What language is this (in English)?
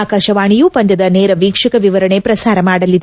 Kannada